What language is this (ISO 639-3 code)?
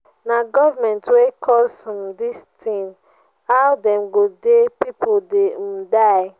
pcm